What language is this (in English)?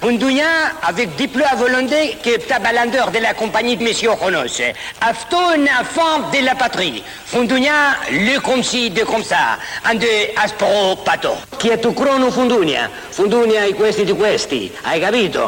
Greek